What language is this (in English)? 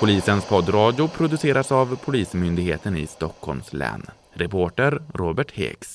Swedish